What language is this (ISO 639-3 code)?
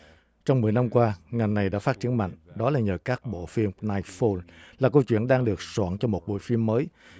vie